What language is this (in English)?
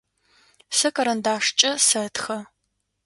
Adyghe